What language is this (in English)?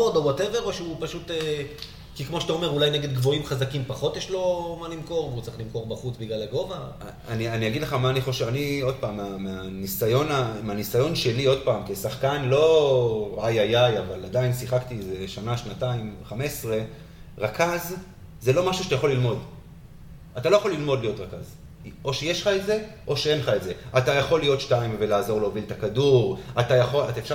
Hebrew